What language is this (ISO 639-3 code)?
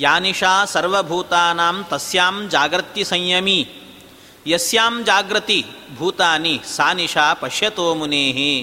kan